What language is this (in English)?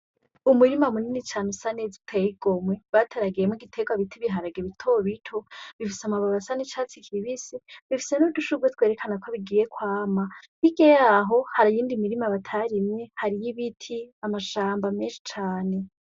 Rundi